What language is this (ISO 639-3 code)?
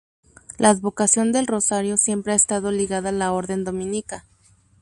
spa